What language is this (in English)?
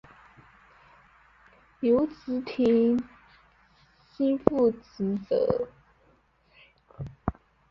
Chinese